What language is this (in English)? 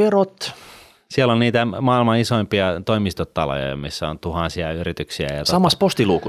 Finnish